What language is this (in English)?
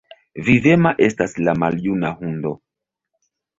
Esperanto